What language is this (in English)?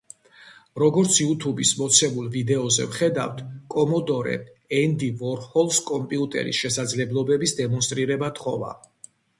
Georgian